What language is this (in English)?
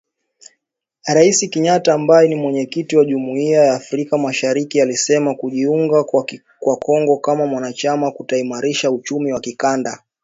Swahili